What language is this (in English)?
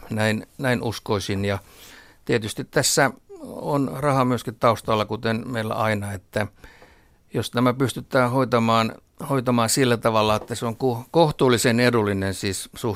Finnish